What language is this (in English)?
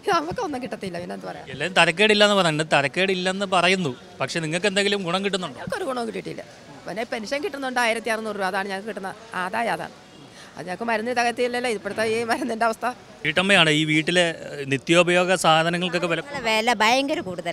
Indonesian